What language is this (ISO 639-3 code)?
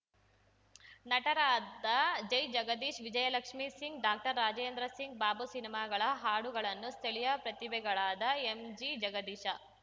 kan